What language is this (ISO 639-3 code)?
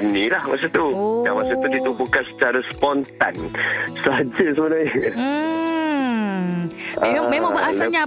msa